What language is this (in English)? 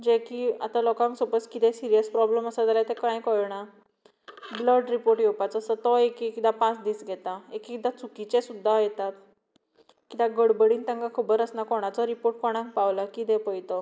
Konkani